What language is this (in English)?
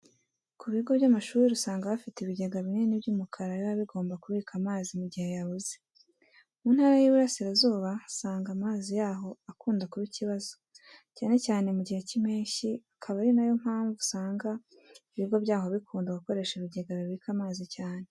Kinyarwanda